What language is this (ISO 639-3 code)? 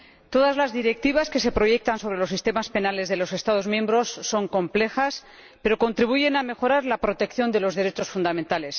spa